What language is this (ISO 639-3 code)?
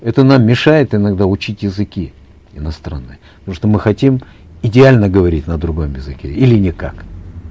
kaz